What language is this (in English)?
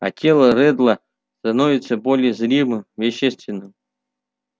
Russian